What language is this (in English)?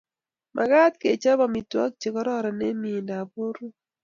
Kalenjin